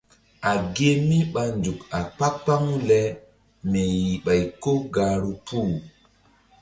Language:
Mbum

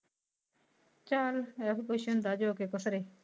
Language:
Punjabi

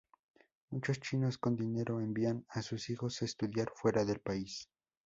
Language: Spanish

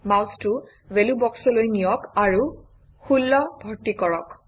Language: Assamese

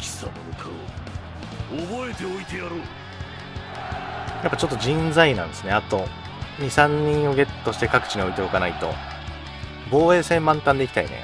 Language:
Japanese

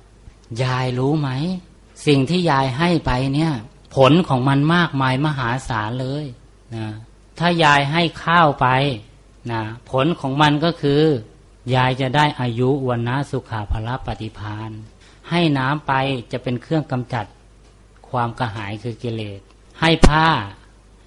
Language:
Thai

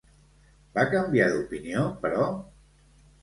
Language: Catalan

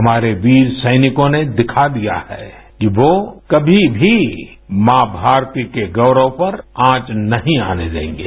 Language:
Hindi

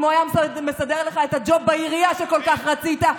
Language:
Hebrew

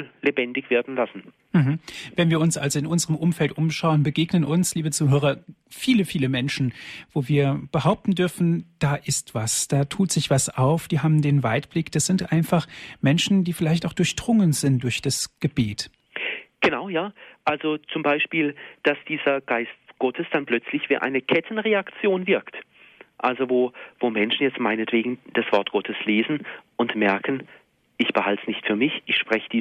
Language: German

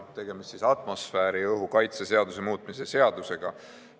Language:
Estonian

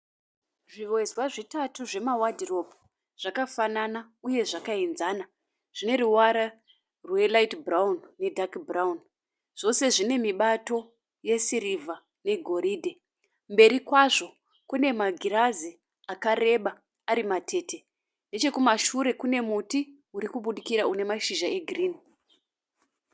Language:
Shona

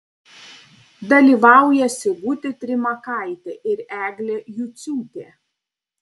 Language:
Lithuanian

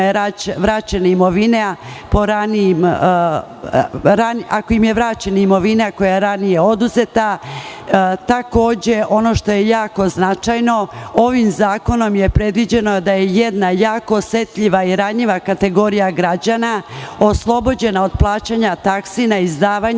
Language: Serbian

